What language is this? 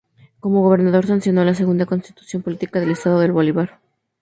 Spanish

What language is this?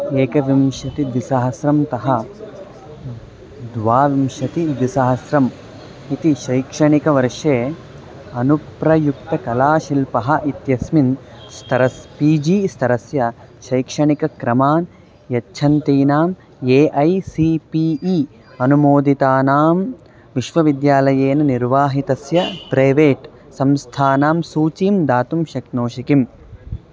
Sanskrit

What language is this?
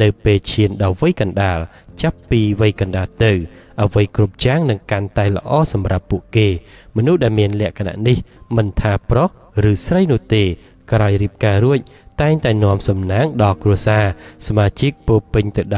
Vietnamese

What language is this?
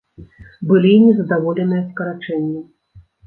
Belarusian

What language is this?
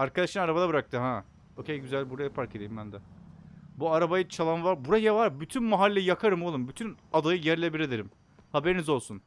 Turkish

